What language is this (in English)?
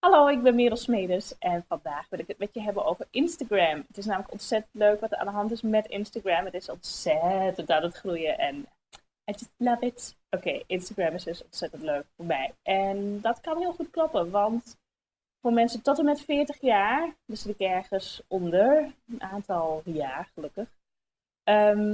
Dutch